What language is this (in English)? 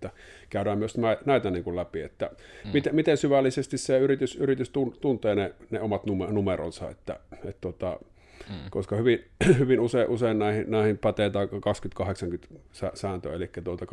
Finnish